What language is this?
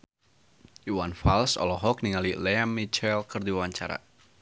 Sundanese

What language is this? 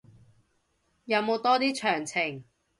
Cantonese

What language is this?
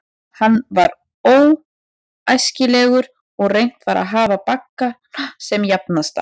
Icelandic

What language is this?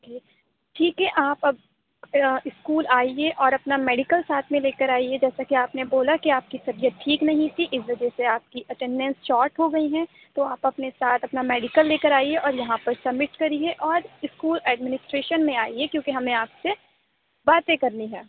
Urdu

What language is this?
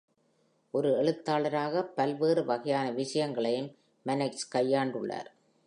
Tamil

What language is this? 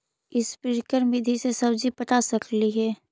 Magahi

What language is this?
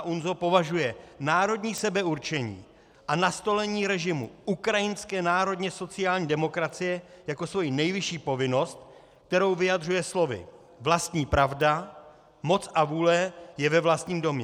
Czech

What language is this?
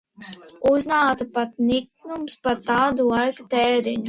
Latvian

